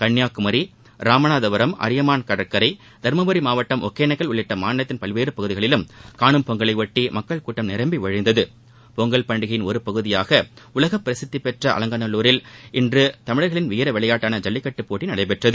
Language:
Tamil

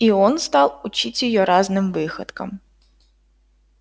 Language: Russian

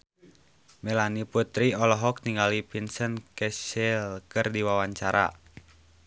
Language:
Sundanese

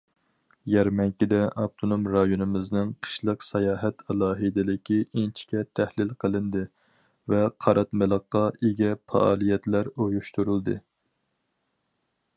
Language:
Uyghur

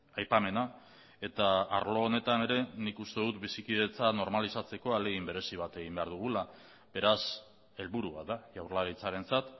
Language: Basque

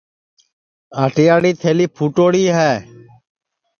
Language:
Sansi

